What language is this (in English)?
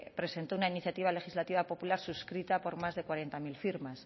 Spanish